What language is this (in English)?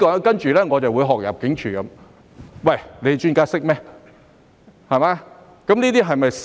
Cantonese